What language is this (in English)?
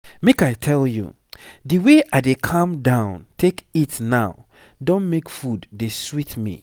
Nigerian Pidgin